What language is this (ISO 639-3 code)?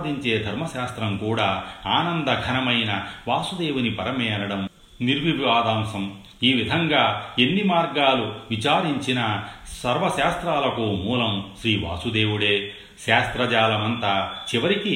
tel